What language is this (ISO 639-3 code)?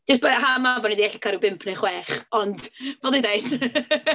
cym